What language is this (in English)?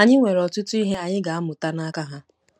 Igbo